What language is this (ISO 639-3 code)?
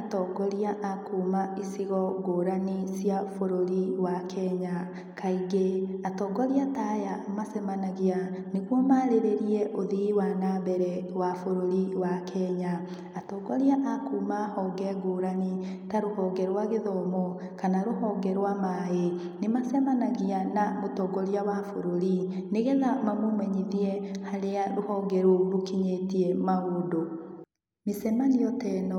kik